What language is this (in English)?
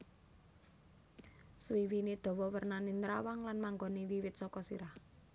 Javanese